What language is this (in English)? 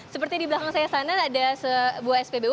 Indonesian